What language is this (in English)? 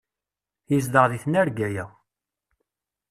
Kabyle